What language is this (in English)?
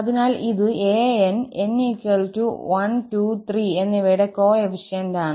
Malayalam